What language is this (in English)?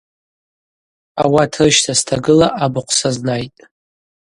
Abaza